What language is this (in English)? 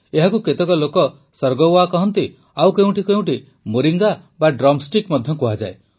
Odia